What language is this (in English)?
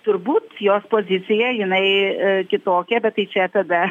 Lithuanian